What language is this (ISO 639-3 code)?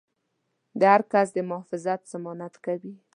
pus